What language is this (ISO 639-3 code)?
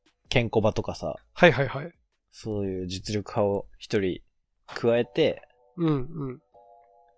jpn